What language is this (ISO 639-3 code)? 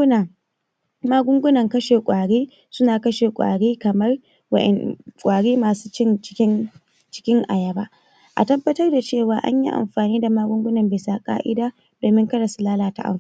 hau